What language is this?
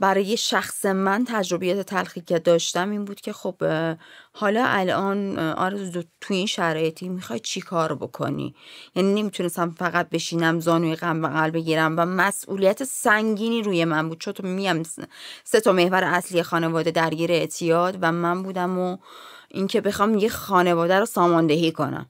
Persian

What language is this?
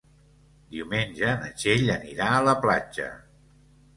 Catalan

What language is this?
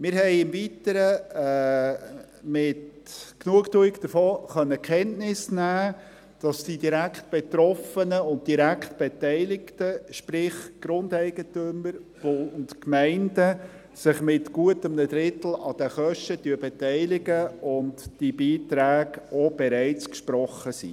Swiss German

